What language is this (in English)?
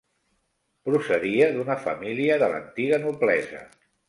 Catalan